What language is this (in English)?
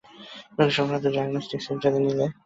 Bangla